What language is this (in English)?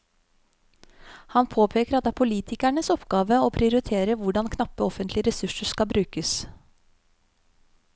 Norwegian